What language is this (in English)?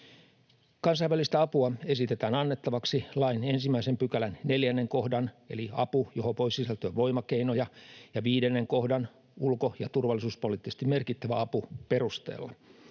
Finnish